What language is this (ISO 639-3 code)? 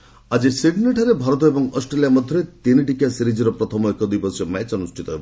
ori